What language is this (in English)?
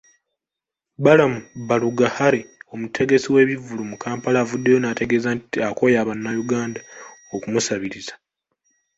Ganda